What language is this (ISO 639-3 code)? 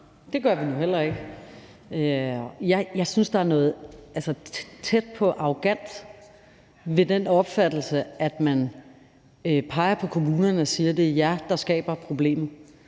dan